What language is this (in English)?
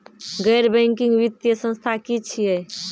Maithili